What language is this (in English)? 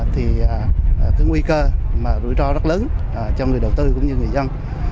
Vietnamese